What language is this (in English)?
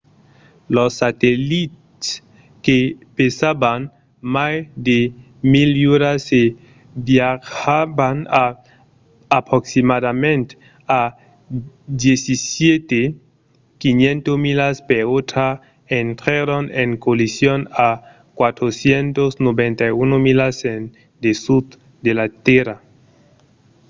Occitan